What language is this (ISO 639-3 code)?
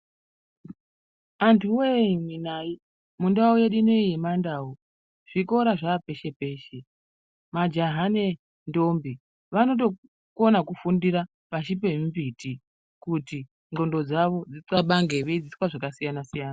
ndc